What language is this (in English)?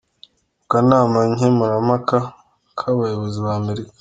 Kinyarwanda